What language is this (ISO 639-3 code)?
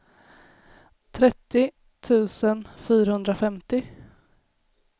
swe